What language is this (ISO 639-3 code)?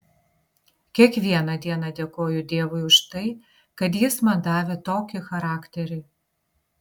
lit